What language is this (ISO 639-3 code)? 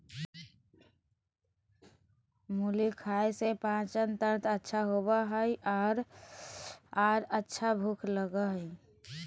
mag